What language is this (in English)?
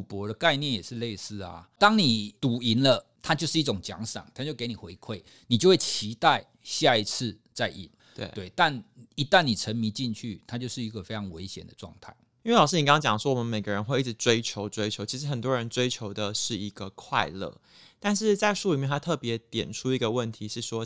Chinese